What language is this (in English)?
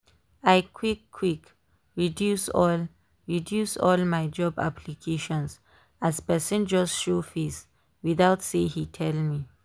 Nigerian Pidgin